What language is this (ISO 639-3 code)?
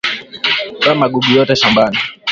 swa